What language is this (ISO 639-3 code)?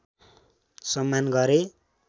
nep